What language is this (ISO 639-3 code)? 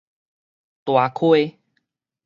nan